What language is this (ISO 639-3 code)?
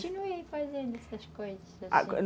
por